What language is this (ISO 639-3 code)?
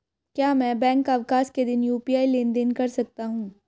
hin